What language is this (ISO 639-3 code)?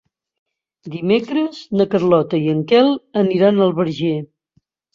cat